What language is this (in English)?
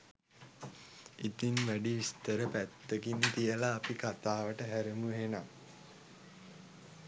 Sinhala